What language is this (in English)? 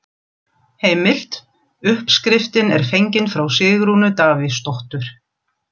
Icelandic